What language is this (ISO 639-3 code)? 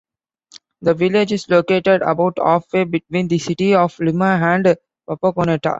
eng